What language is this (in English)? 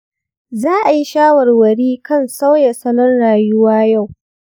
Hausa